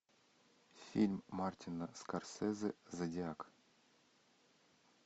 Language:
Russian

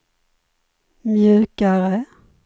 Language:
Swedish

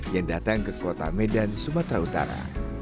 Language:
Indonesian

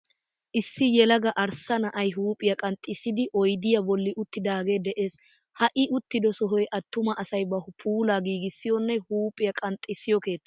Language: Wolaytta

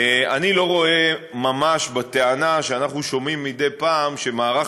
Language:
Hebrew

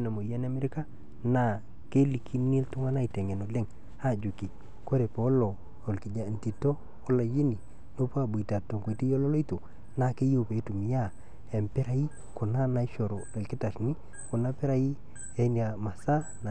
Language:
Masai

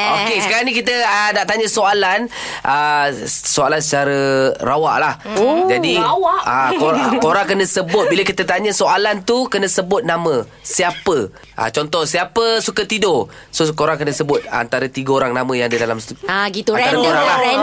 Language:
Malay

